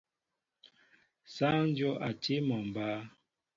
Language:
Mbo (Cameroon)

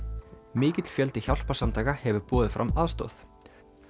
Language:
Icelandic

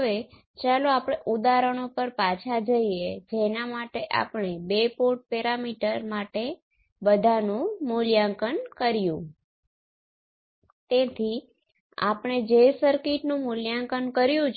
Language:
Gujarati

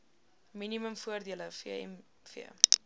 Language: Afrikaans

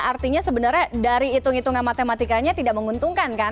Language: Indonesian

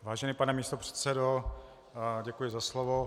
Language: Czech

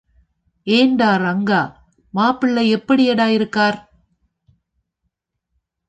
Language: Tamil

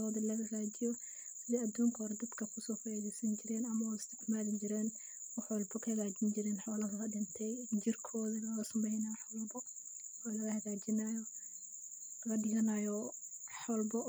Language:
Somali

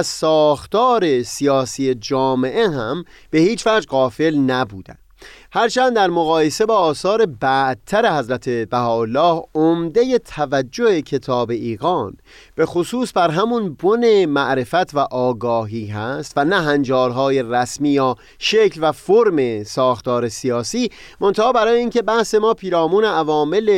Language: Persian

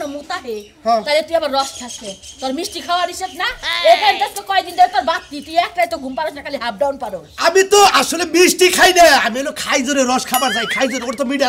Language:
Arabic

